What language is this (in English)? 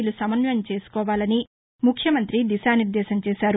Telugu